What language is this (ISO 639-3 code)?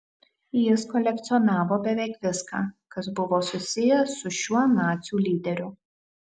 lit